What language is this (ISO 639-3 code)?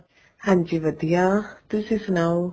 pan